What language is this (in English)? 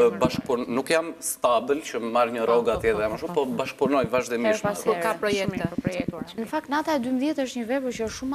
Romanian